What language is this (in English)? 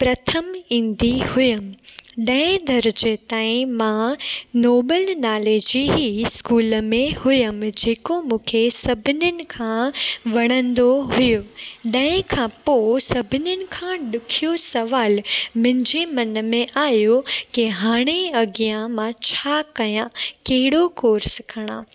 Sindhi